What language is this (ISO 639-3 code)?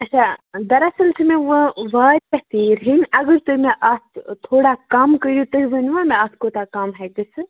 kas